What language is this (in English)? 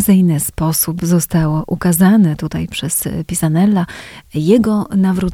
Polish